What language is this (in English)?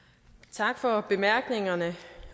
Danish